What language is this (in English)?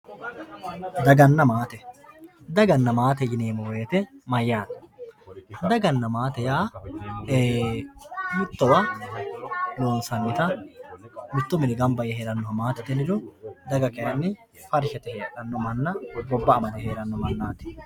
Sidamo